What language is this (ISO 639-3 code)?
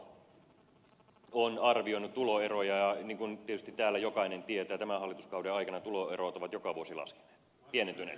fin